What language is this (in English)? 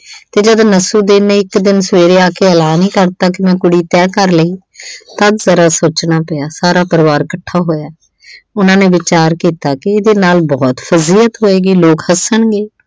Punjabi